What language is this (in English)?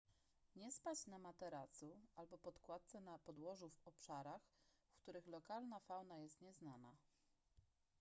Polish